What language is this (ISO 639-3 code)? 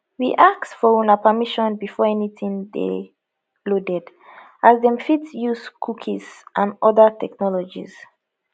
pcm